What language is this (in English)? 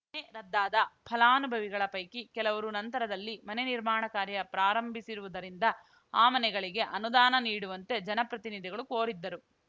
Kannada